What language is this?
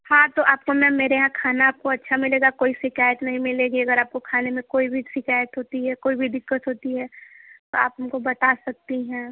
Hindi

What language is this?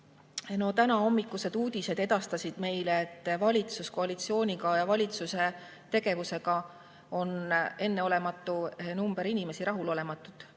Estonian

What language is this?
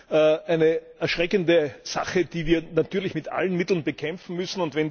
German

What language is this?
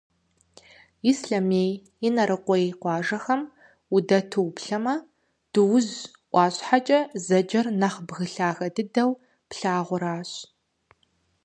Kabardian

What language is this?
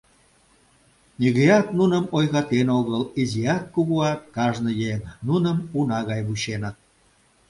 Mari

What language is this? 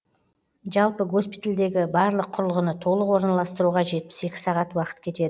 Kazakh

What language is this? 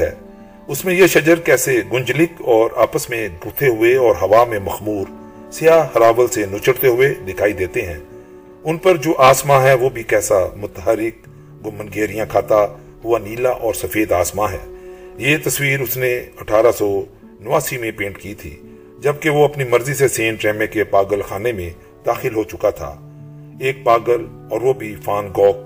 Urdu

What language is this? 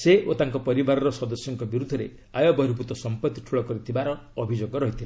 Odia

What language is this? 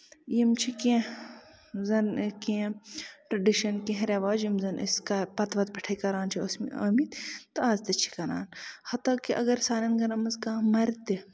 Kashmiri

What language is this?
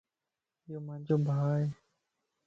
Lasi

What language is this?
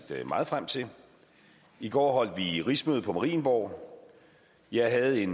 Danish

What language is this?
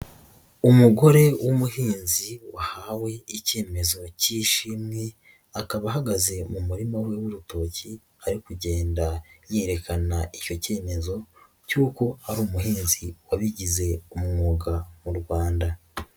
Kinyarwanda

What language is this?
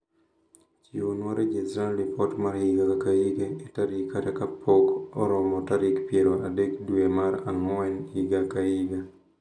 Luo (Kenya and Tanzania)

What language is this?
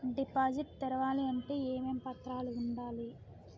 Telugu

